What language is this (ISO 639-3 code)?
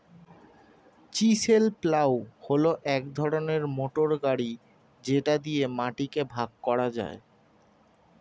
ben